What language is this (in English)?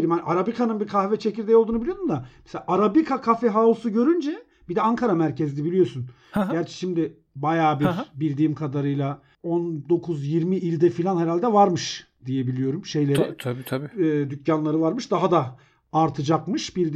Turkish